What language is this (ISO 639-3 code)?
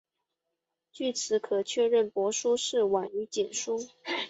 zho